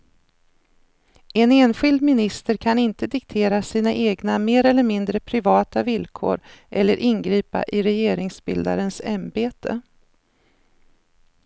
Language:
Swedish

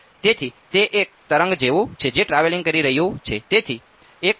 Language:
Gujarati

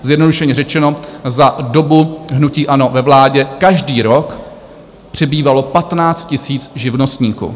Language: Czech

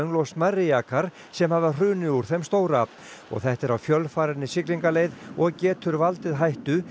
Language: Icelandic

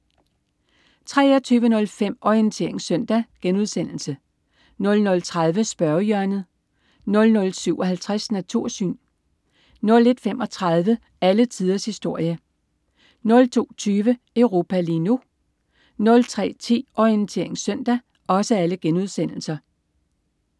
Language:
Danish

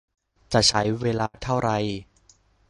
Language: Thai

